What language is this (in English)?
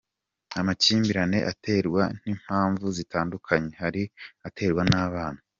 Kinyarwanda